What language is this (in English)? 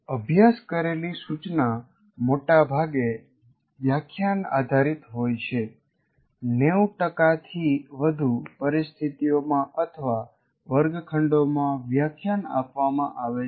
Gujarati